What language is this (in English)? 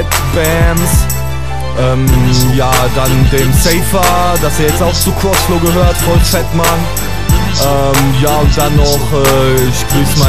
German